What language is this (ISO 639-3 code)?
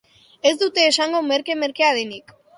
eus